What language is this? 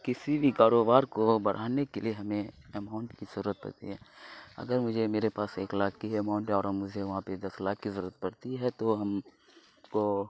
Urdu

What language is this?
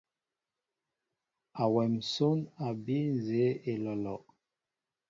Mbo (Cameroon)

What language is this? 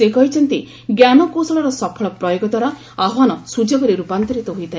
Odia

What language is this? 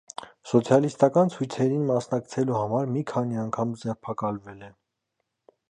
Armenian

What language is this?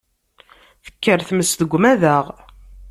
Kabyle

